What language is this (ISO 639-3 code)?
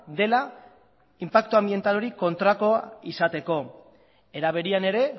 eus